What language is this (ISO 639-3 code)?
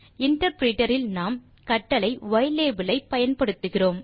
tam